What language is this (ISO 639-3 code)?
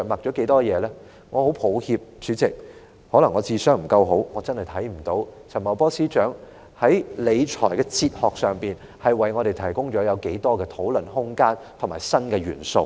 yue